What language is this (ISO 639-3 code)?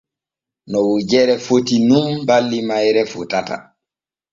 fue